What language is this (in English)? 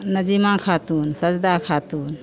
Maithili